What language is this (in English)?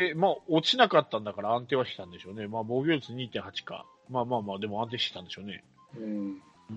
Japanese